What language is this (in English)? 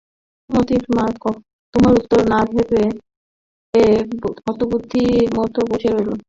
Bangla